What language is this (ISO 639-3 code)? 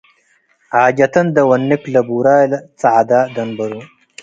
tig